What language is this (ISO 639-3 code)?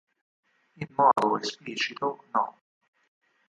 ita